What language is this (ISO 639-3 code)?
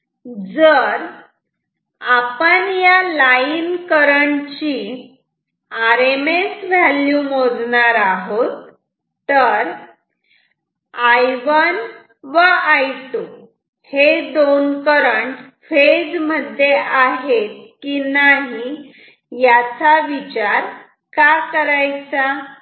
mar